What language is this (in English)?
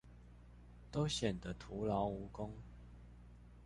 Chinese